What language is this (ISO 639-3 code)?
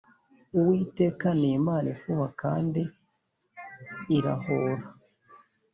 kin